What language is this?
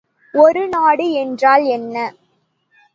Tamil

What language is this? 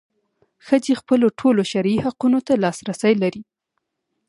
Pashto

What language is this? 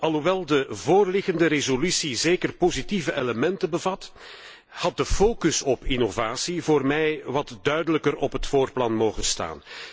Dutch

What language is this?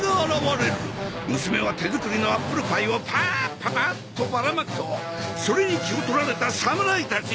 Japanese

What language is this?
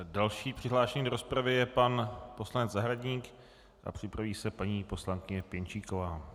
Czech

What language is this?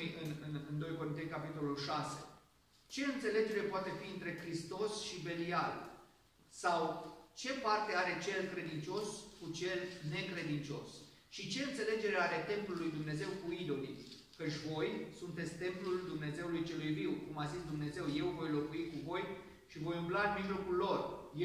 Romanian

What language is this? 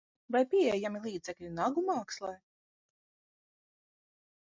Latvian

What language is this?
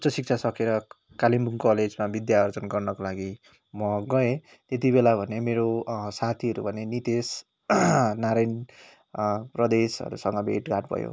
Nepali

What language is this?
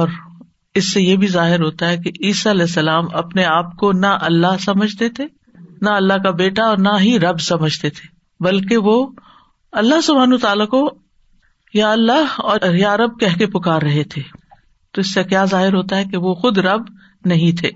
Urdu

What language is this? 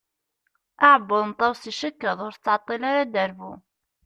Kabyle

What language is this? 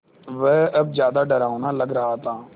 Hindi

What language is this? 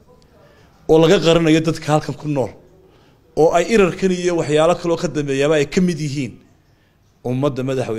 Arabic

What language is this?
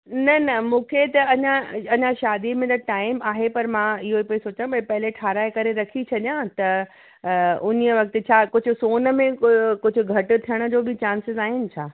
Sindhi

